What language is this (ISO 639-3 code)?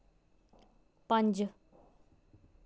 doi